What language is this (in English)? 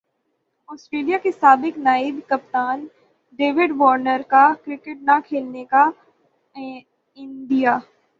Urdu